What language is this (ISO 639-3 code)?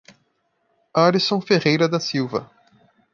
por